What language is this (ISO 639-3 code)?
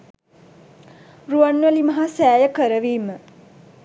sin